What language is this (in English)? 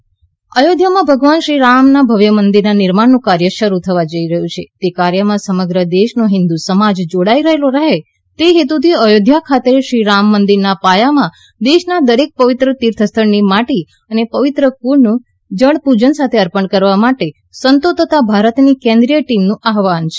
Gujarati